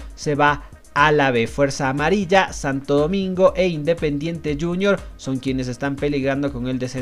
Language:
Spanish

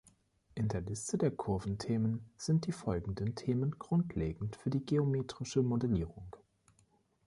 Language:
German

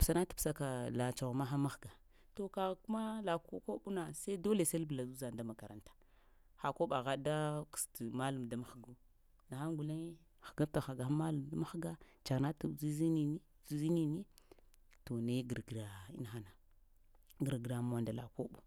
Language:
Lamang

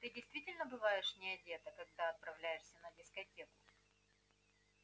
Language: Russian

